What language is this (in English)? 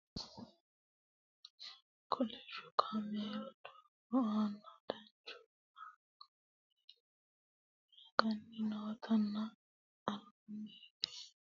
Sidamo